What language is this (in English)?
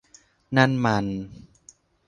Thai